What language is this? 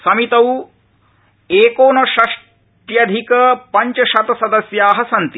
Sanskrit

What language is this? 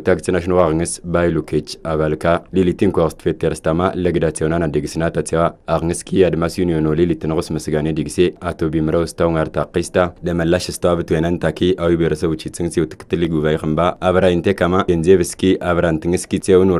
Arabic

